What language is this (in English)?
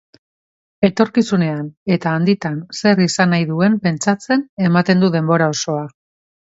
Basque